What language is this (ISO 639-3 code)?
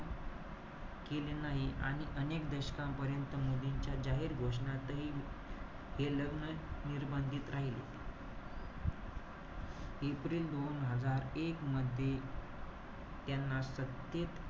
mar